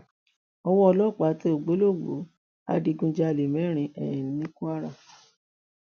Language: Yoruba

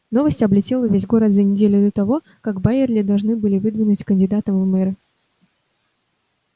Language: Russian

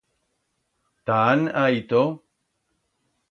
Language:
Aragonese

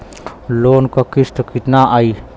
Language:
Bhojpuri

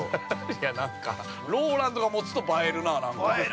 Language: Japanese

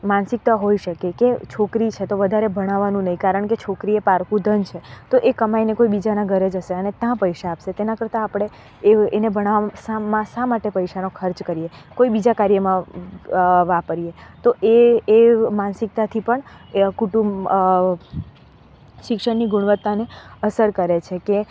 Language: Gujarati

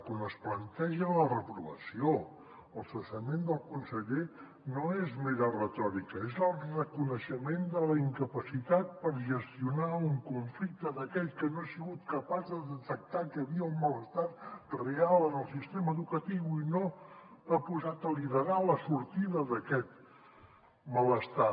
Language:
Catalan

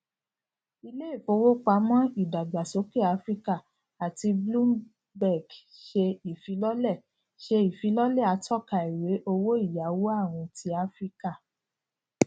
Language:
Yoruba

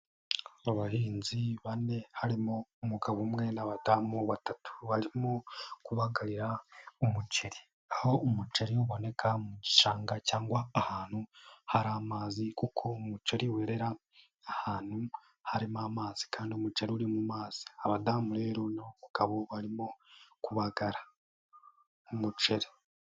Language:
Kinyarwanda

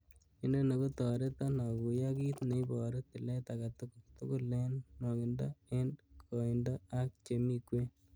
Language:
Kalenjin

